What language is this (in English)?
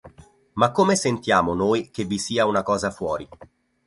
Italian